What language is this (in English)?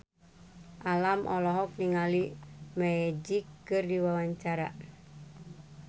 Sundanese